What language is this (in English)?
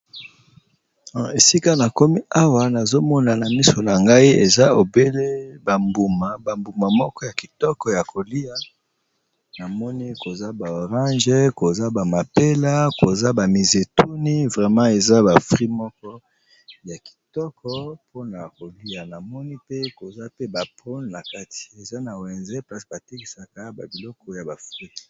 Lingala